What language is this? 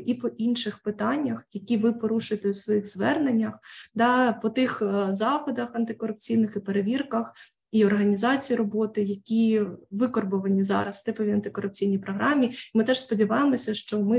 Ukrainian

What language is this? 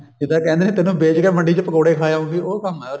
Punjabi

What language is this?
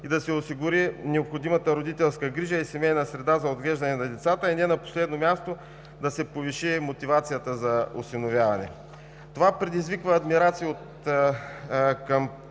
Bulgarian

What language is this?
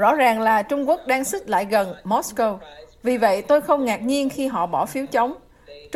Vietnamese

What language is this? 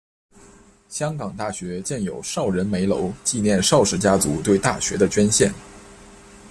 Chinese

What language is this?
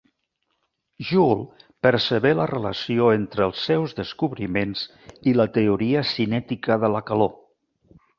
Catalan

